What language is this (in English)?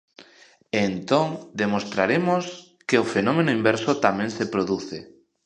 Galician